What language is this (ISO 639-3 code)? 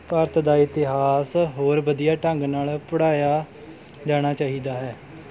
pan